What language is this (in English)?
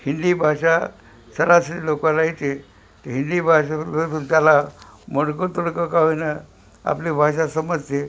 Marathi